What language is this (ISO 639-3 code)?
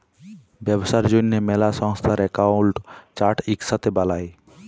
ben